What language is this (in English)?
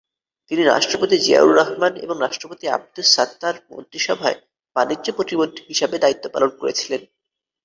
Bangla